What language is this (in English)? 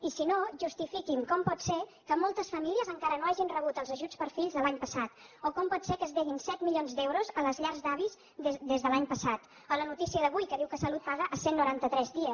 Catalan